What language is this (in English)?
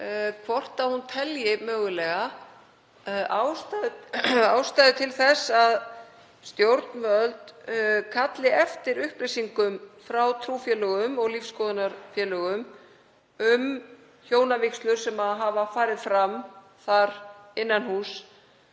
Icelandic